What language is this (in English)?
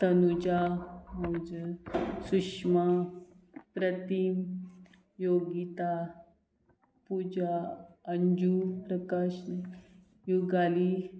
Konkani